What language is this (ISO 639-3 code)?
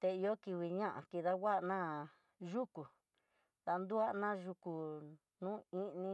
mtx